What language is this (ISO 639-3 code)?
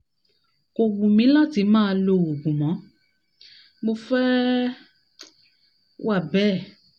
yor